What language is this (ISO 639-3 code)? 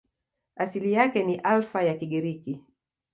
swa